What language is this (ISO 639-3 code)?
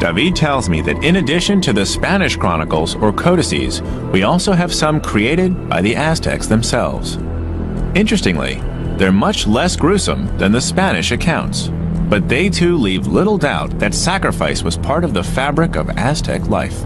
eng